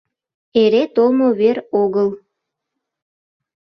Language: Mari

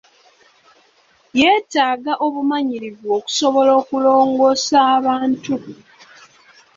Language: Ganda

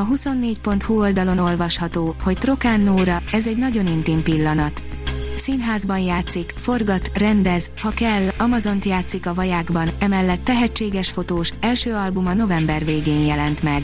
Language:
Hungarian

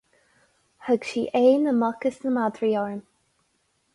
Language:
Irish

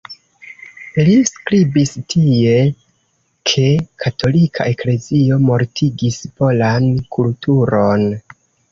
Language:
Esperanto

